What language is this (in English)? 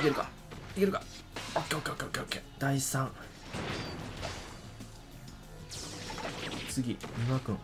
Japanese